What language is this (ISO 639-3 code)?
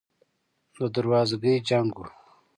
pus